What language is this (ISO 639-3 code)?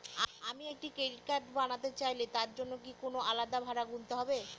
ben